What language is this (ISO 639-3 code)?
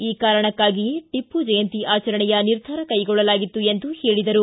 kan